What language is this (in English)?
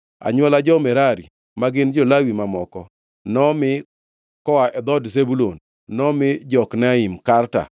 Luo (Kenya and Tanzania)